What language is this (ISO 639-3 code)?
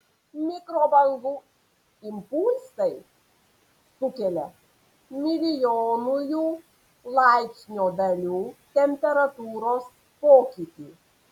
lit